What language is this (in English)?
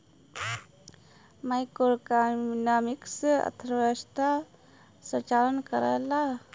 Bhojpuri